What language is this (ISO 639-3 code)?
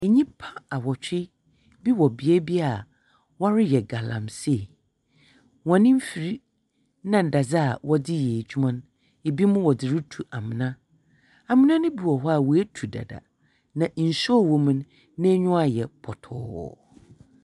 aka